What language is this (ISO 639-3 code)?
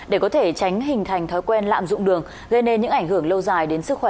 vie